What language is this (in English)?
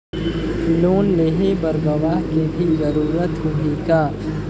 Chhattisgarhi